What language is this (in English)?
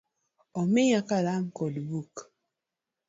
Luo (Kenya and Tanzania)